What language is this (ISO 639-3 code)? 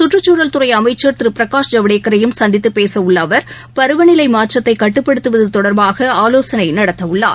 tam